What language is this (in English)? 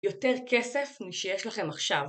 Hebrew